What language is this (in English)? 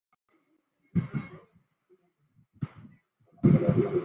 Chinese